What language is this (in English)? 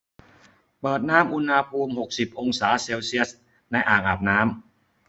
Thai